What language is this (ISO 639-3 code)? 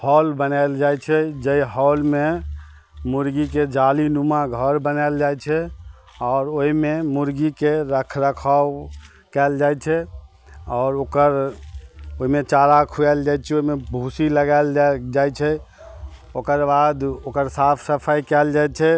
mai